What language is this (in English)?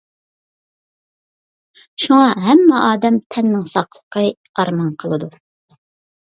Uyghur